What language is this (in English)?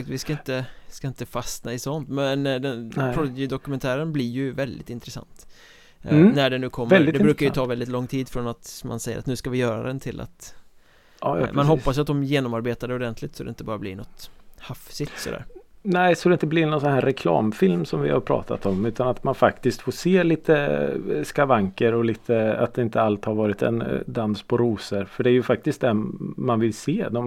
Swedish